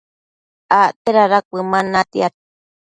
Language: Matsés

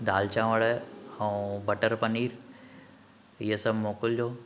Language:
Sindhi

